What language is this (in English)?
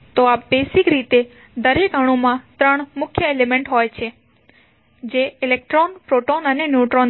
Gujarati